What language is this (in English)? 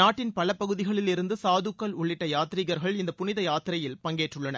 Tamil